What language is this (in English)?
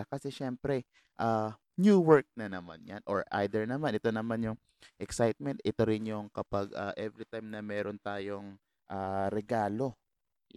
Filipino